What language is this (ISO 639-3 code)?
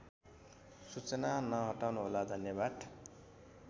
nep